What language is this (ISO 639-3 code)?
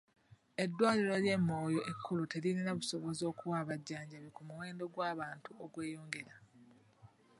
lug